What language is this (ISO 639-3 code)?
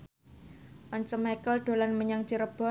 jav